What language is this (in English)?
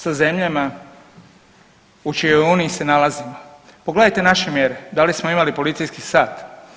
Croatian